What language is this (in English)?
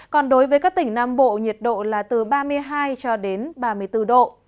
Vietnamese